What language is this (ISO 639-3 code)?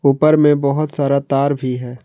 hin